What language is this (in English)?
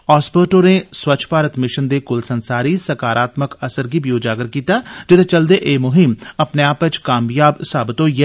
Dogri